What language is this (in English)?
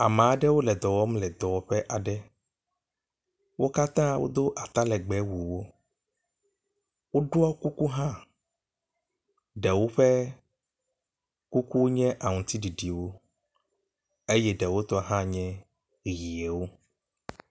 Ewe